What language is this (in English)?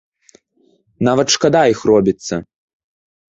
Belarusian